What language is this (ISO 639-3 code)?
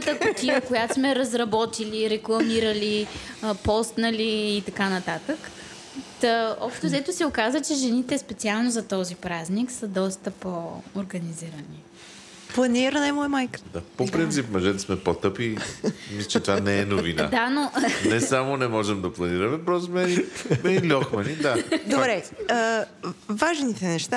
bul